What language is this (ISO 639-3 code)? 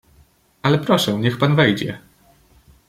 pol